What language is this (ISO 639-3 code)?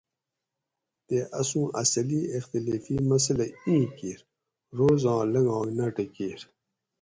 gwc